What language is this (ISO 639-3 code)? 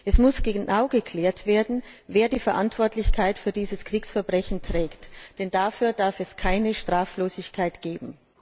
deu